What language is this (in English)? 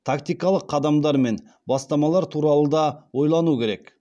Kazakh